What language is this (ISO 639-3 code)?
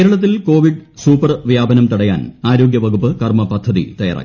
mal